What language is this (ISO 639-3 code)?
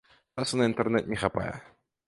bel